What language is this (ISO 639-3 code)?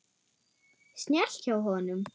isl